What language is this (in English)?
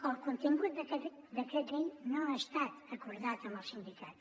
Catalan